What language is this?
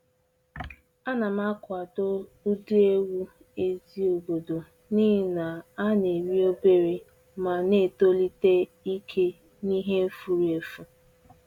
Igbo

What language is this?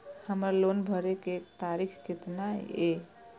Maithili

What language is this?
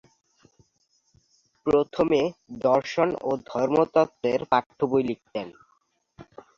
Bangla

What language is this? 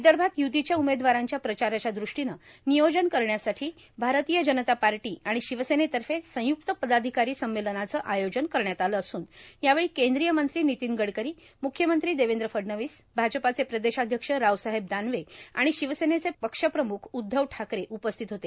Marathi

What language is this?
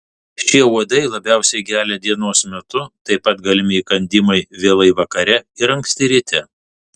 Lithuanian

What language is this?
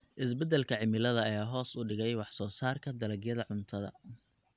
Somali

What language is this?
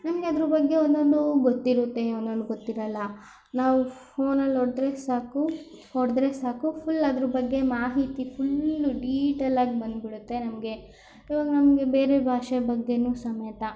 Kannada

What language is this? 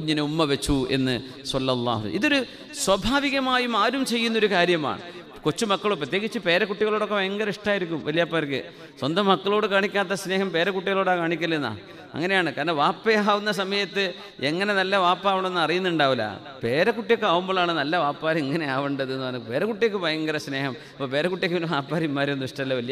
Arabic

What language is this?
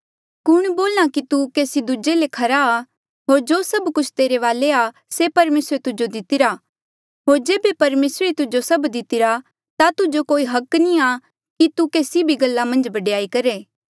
Mandeali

